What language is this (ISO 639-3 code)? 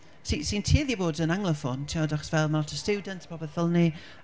cym